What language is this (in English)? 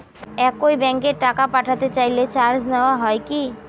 Bangla